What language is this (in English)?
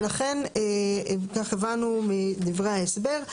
Hebrew